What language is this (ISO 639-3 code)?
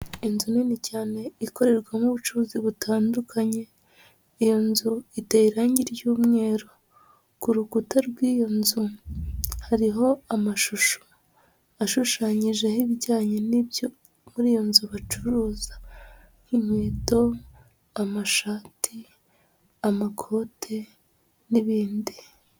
kin